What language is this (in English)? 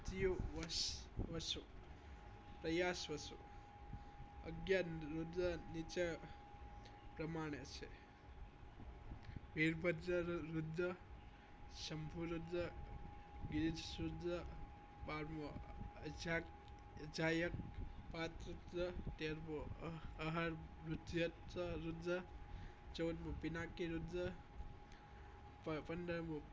Gujarati